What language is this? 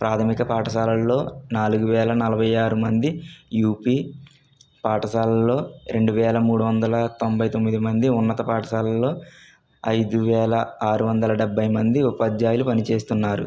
Telugu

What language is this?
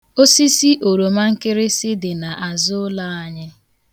Igbo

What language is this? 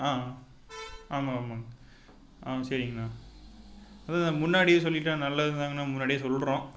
Tamil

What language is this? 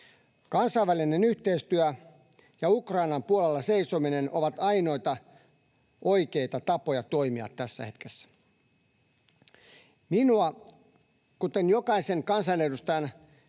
Finnish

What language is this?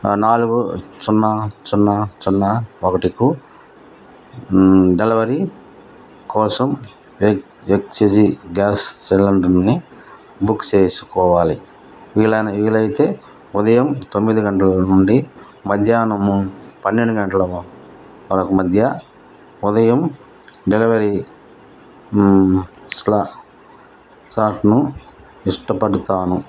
Telugu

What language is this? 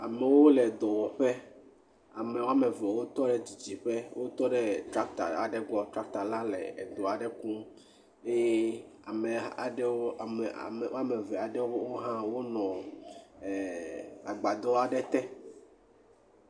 Ewe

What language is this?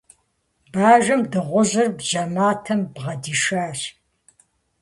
Kabardian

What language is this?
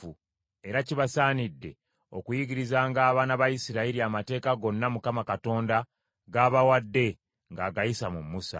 Ganda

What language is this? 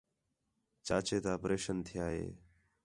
Khetrani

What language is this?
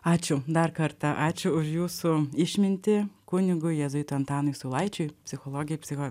Lithuanian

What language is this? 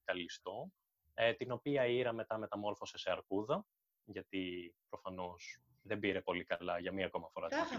Greek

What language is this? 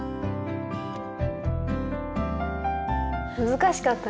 Japanese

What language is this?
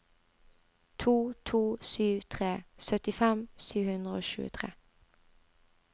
Norwegian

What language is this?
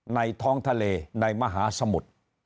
Thai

